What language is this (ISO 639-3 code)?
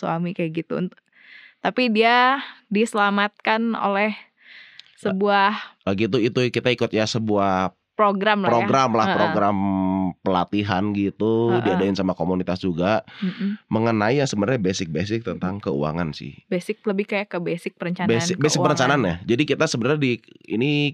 ind